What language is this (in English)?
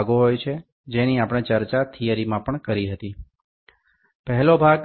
Bangla